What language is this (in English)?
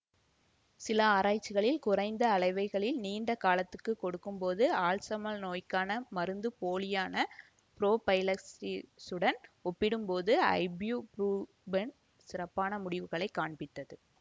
Tamil